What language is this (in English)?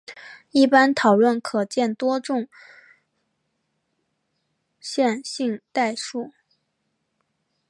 Chinese